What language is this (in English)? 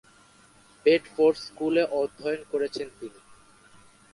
Bangla